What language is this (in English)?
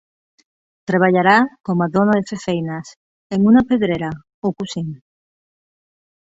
Catalan